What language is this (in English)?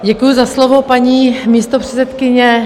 Czech